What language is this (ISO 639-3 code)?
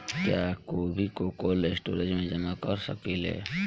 bho